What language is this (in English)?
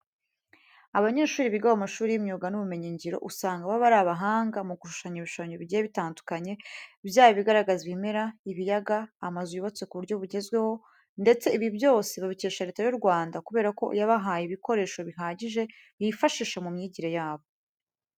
Kinyarwanda